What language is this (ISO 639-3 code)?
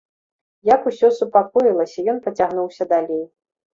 bel